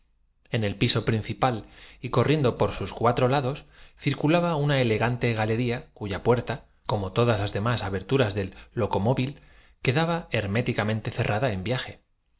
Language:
Spanish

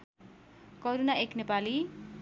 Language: Nepali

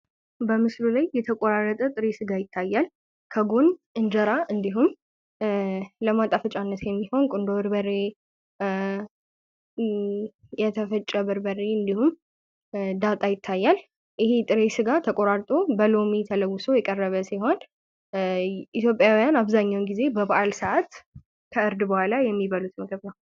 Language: Amharic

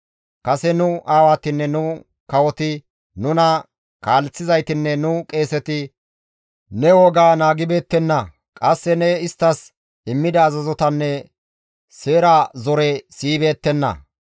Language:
Gamo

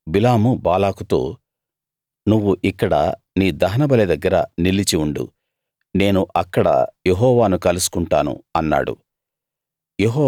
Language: Telugu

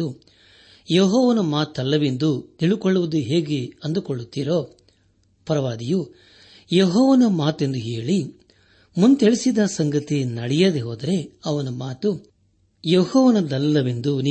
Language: Kannada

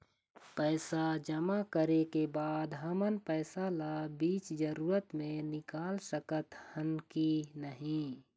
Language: Chhattisgarhi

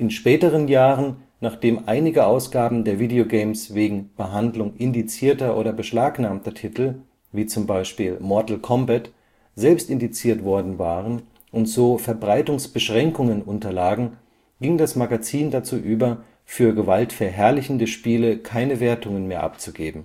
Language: German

